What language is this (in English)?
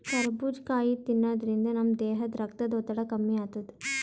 Kannada